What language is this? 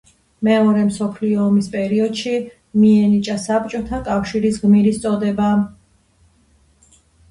Georgian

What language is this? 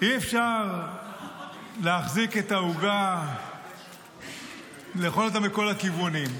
Hebrew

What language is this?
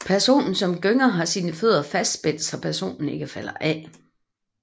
Danish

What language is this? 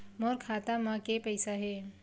Chhattisgarhi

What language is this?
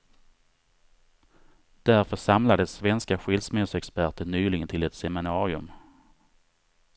Swedish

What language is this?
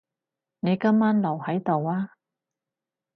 Cantonese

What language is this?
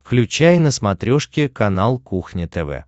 Russian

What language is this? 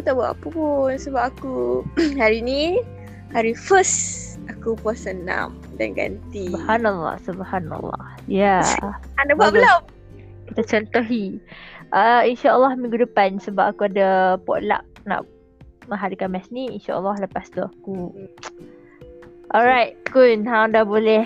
Malay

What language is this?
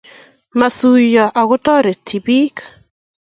Kalenjin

